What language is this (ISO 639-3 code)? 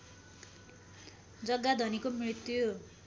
nep